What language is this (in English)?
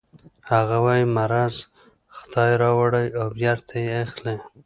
Pashto